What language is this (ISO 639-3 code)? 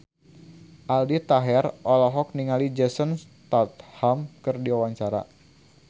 sun